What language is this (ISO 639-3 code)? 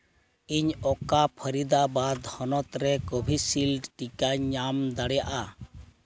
sat